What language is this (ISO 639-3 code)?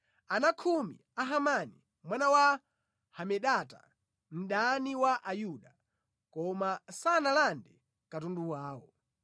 nya